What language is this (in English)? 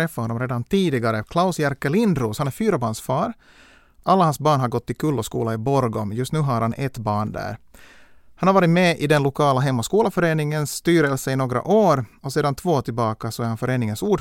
Swedish